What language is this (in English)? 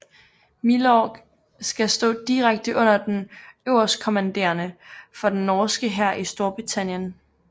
Danish